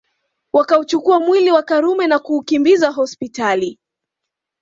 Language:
Swahili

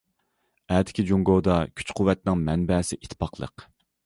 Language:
Uyghur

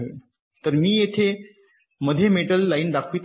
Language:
Marathi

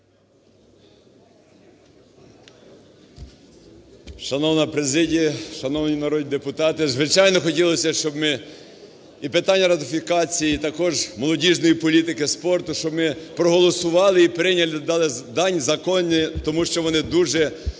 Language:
Ukrainian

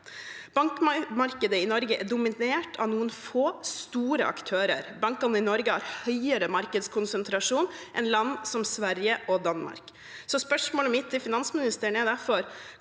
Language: Norwegian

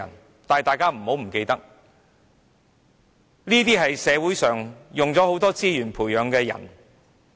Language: Cantonese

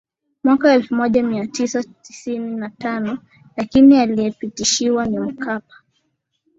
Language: Swahili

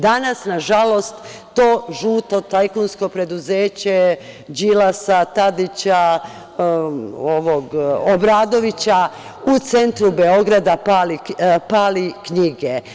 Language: Serbian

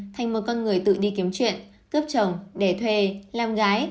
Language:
Vietnamese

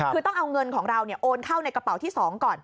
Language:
Thai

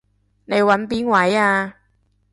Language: Cantonese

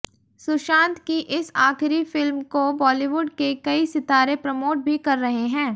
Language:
Hindi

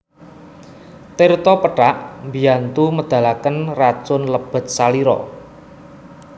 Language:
Javanese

